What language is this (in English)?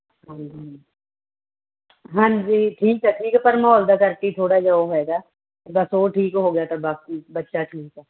Punjabi